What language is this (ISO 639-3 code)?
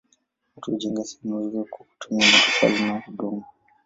swa